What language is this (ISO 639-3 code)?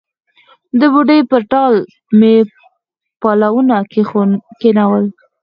pus